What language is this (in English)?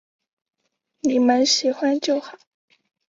Chinese